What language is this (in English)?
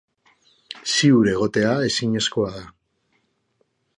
Basque